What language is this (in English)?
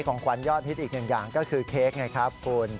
Thai